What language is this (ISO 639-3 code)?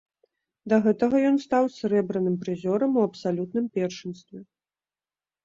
bel